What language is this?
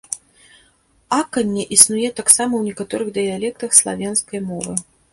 Belarusian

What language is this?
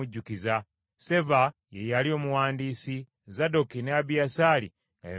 Ganda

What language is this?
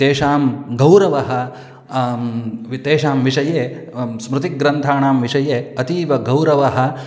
Sanskrit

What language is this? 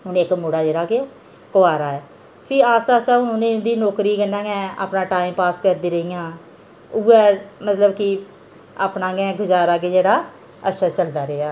Dogri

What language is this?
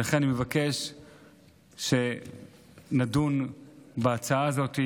Hebrew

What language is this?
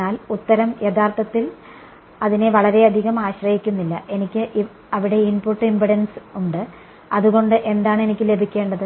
Malayalam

